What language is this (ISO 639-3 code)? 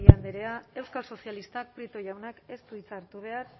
eus